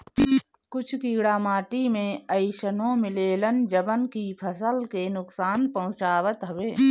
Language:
Bhojpuri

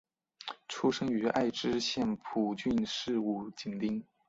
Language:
Chinese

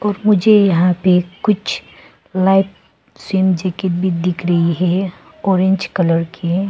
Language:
Hindi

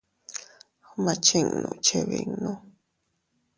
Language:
Teutila Cuicatec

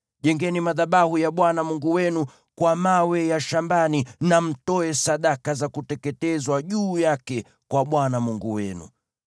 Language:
Swahili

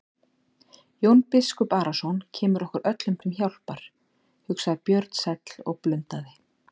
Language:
Icelandic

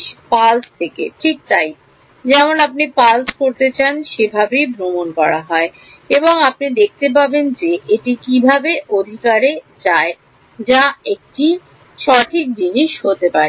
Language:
Bangla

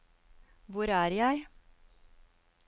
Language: Norwegian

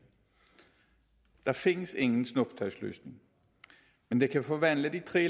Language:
Danish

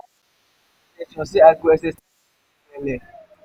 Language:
Nigerian Pidgin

